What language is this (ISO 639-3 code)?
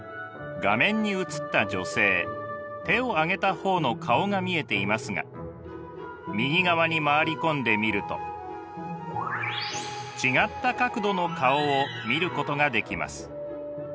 jpn